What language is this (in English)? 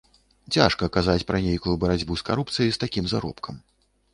Belarusian